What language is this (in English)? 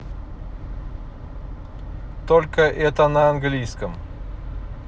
Russian